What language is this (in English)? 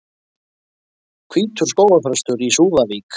Icelandic